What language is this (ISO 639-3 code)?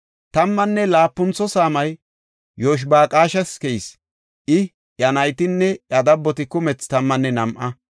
gof